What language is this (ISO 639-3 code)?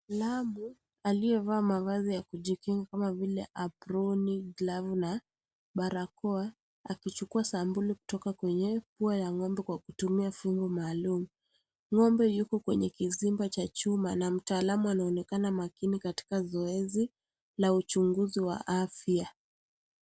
swa